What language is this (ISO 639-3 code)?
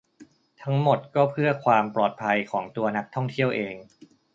tha